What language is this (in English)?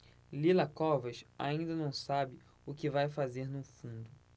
Portuguese